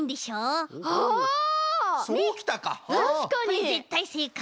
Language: Japanese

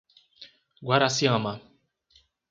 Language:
Portuguese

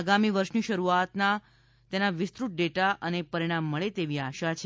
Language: Gujarati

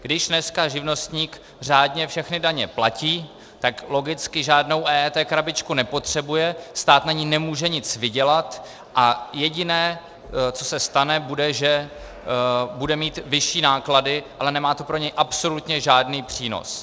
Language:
Czech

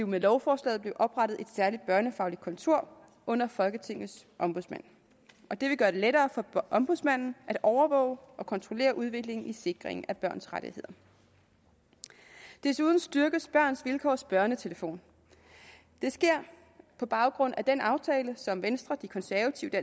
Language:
Danish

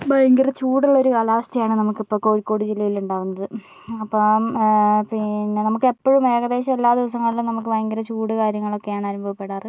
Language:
Malayalam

